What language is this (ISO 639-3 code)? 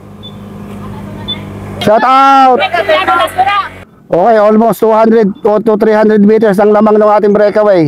fil